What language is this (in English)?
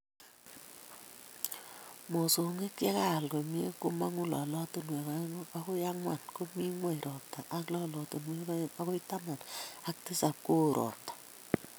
Kalenjin